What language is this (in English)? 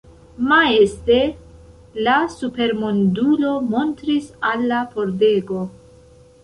Esperanto